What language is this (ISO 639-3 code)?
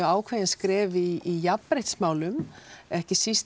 isl